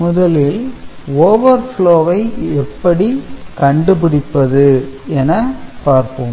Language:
Tamil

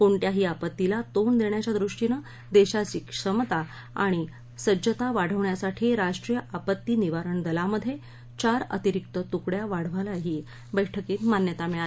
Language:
Marathi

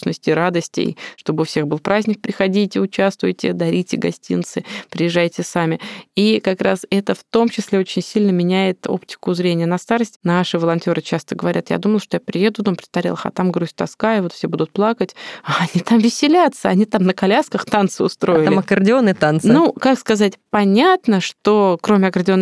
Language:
Russian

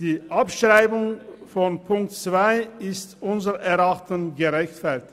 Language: Swiss German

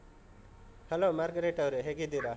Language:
Kannada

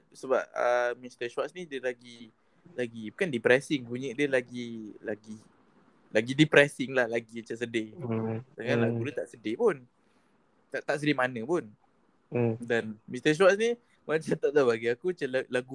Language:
Malay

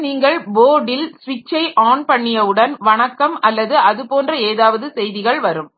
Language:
Tamil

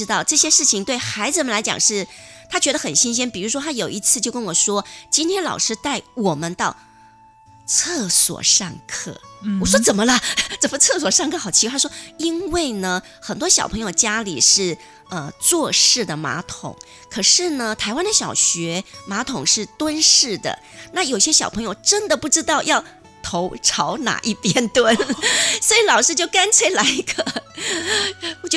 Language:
Chinese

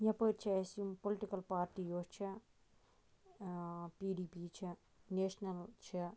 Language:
Kashmiri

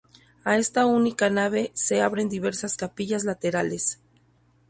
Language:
Spanish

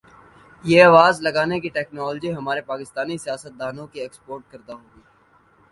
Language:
Urdu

